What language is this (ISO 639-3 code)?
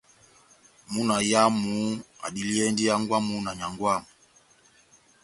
bnm